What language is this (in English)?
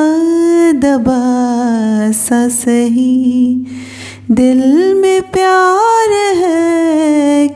Hindi